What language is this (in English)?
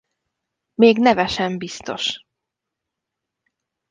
Hungarian